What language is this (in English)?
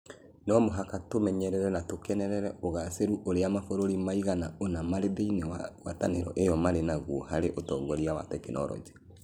Kikuyu